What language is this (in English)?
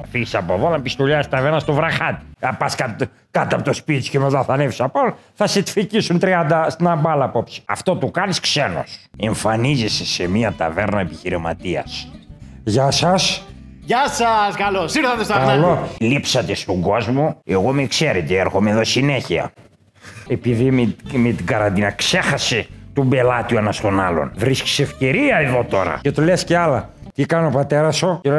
Greek